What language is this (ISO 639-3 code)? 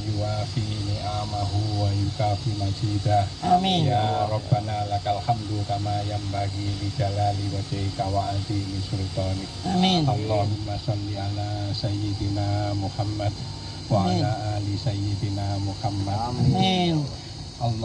ind